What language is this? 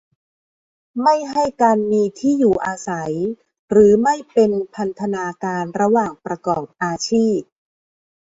Thai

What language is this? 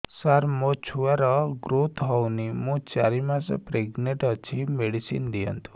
Odia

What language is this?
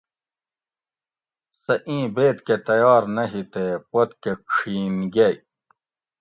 Gawri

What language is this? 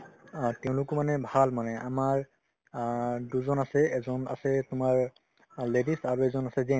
Assamese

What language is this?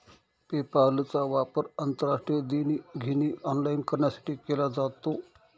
Marathi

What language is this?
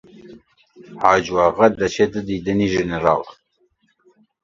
Central Kurdish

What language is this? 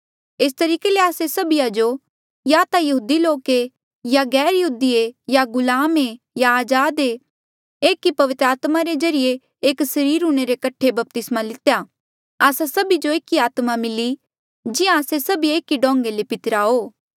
Mandeali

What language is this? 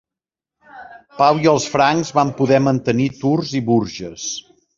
Catalan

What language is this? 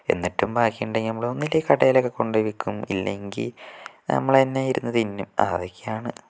Malayalam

